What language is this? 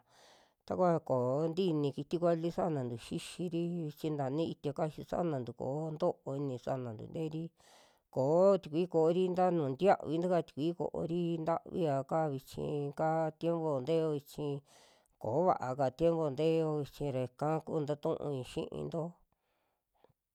Western Juxtlahuaca Mixtec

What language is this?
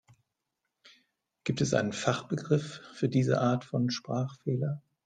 German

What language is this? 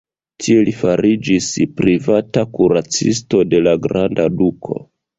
Esperanto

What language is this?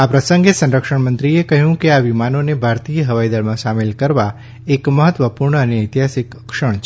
Gujarati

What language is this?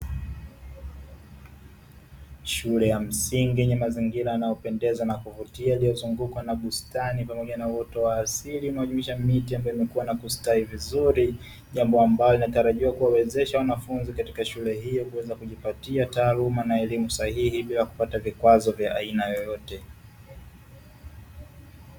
Swahili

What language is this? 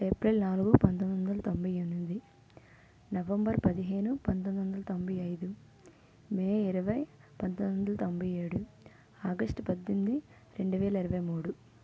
Telugu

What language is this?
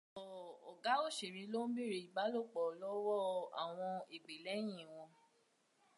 Yoruba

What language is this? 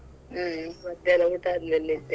Kannada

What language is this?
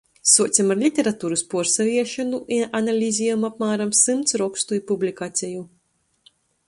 Latgalian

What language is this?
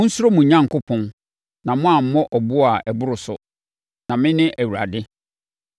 Akan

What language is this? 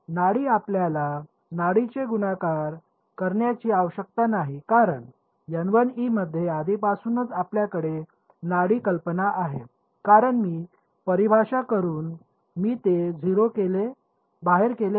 Marathi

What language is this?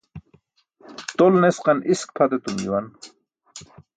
Burushaski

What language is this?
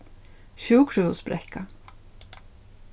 Faroese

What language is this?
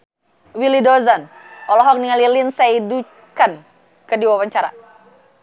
Sundanese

